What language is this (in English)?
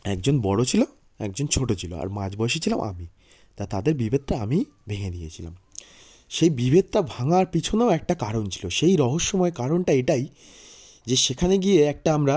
Bangla